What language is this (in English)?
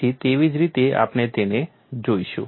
Gujarati